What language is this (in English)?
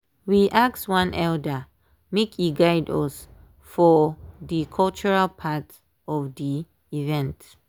Nigerian Pidgin